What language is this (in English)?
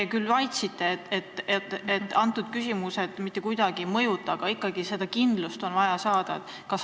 Estonian